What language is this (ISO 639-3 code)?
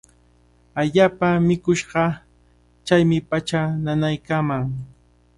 qvl